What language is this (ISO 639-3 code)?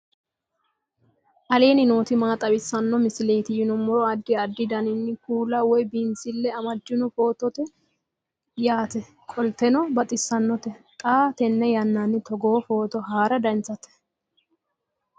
sid